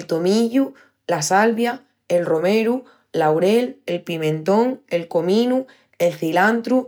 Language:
Extremaduran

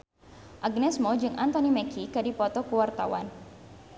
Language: Sundanese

